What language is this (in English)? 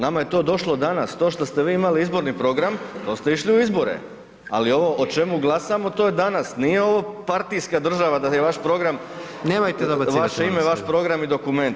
Croatian